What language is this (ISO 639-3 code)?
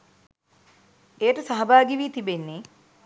sin